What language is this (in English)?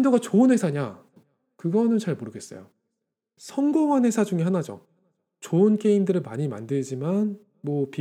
Korean